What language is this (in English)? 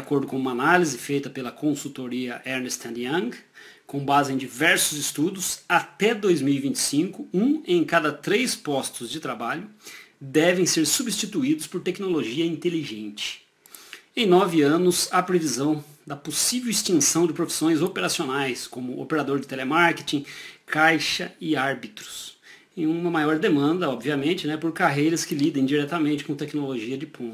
Portuguese